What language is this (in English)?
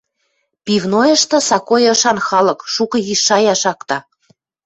Western Mari